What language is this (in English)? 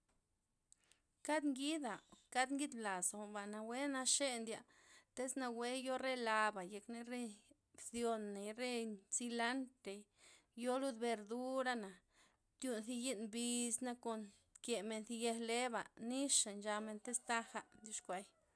Loxicha Zapotec